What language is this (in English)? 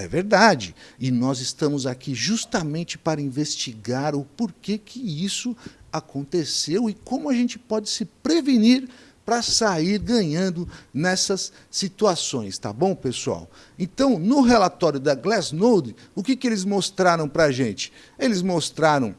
Portuguese